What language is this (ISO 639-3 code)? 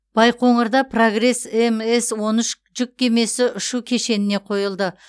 kaz